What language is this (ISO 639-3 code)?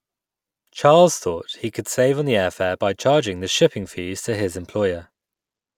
eng